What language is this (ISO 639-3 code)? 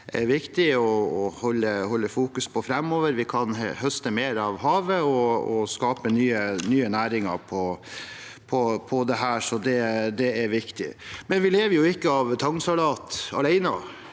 nor